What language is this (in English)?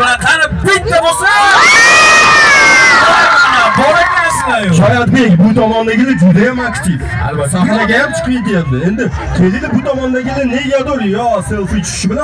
Arabic